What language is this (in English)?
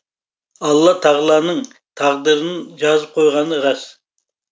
Kazakh